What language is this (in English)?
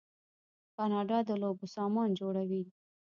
Pashto